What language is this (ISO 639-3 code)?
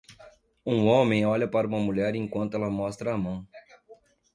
por